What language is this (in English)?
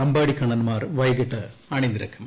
Malayalam